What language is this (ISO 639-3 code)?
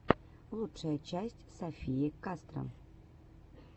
rus